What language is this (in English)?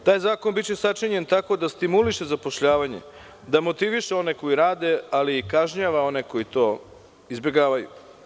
Serbian